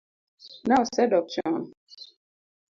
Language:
Luo (Kenya and Tanzania)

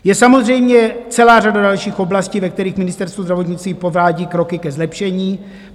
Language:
Czech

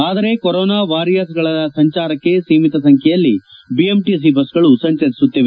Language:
Kannada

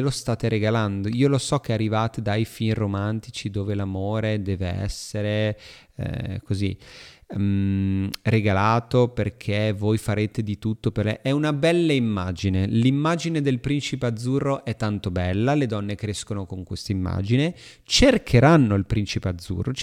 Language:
Italian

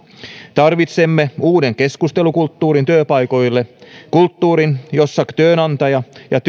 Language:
Finnish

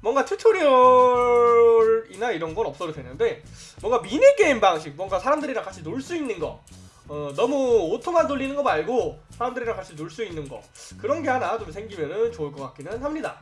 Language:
Korean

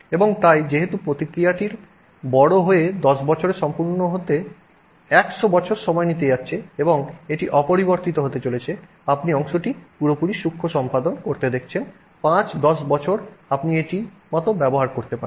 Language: Bangla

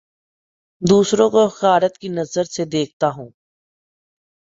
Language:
Urdu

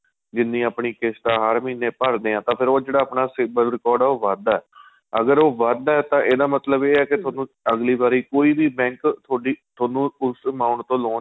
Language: Punjabi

